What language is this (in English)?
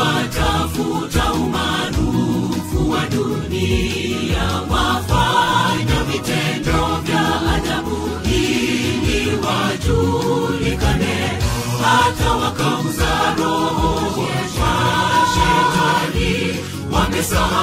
Indonesian